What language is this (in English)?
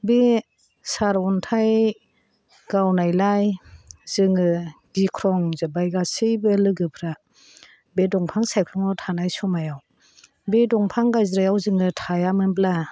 Bodo